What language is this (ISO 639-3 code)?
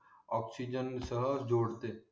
mar